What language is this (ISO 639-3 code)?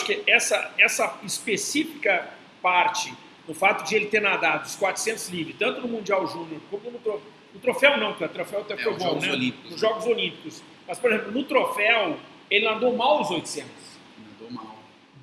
por